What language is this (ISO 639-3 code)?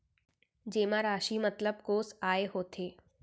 hne